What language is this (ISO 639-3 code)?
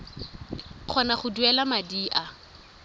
tsn